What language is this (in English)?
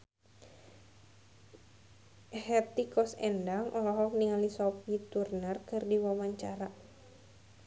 Sundanese